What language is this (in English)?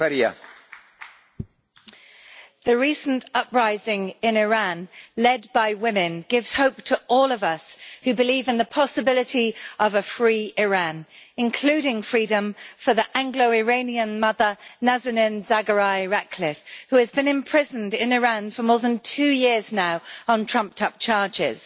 English